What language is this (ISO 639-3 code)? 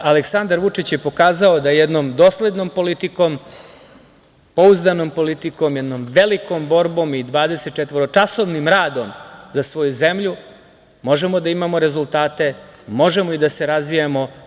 srp